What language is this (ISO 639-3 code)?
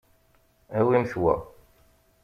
kab